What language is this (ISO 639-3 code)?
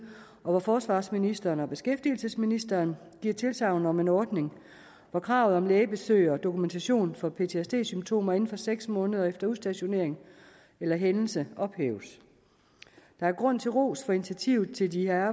dan